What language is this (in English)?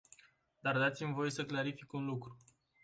Romanian